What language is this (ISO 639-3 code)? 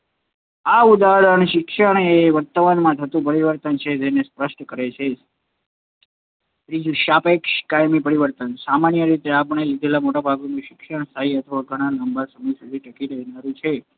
guj